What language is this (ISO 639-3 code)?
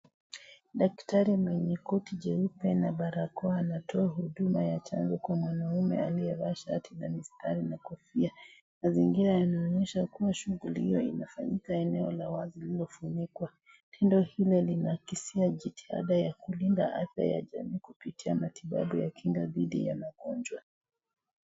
swa